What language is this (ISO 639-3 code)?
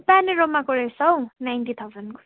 nep